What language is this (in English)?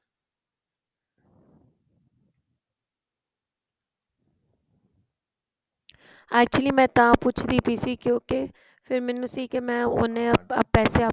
Punjabi